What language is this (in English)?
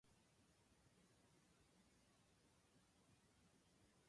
Japanese